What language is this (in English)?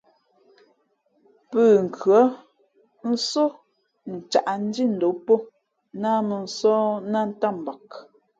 Fe'fe'